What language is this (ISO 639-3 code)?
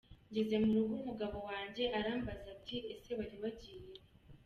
kin